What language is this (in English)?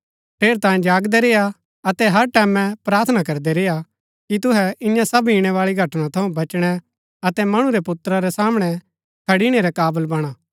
Gaddi